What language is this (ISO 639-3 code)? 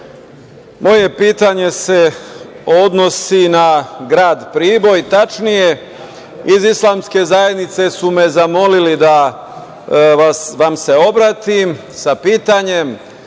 srp